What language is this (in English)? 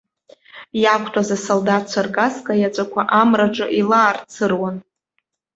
Abkhazian